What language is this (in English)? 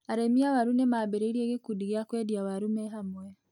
Kikuyu